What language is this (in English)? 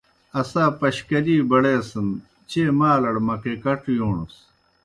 Kohistani Shina